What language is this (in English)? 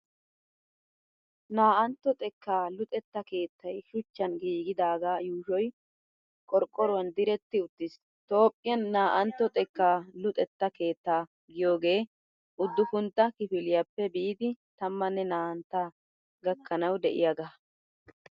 Wolaytta